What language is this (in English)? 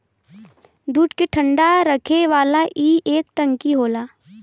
Bhojpuri